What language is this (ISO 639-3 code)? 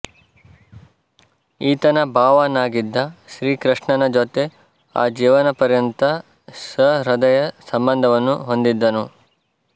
kan